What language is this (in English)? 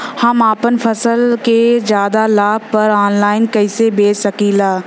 Bhojpuri